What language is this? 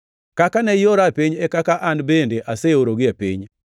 Luo (Kenya and Tanzania)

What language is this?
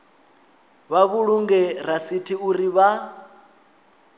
Venda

